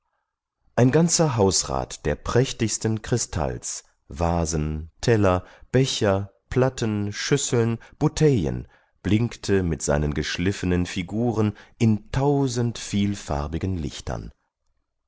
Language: German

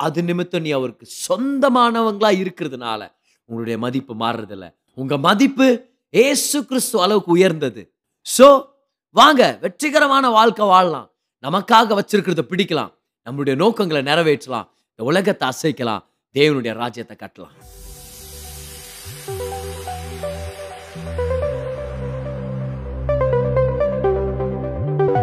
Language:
Tamil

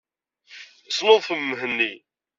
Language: Kabyle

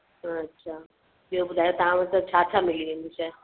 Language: Sindhi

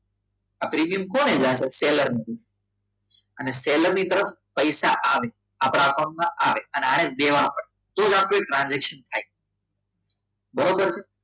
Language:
Gujarati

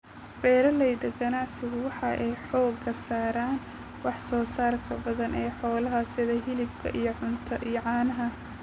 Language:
Somali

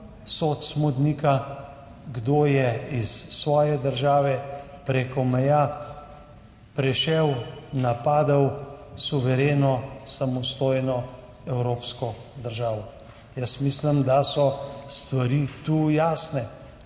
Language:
Slovenian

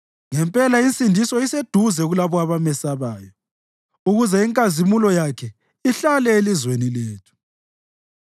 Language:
North Ndebele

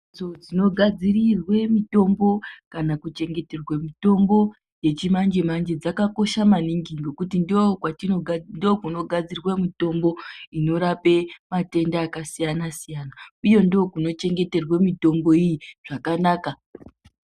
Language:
Ndau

